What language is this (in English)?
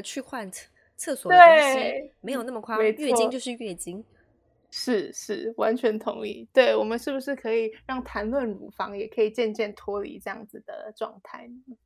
Chinese